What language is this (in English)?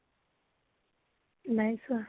Assamese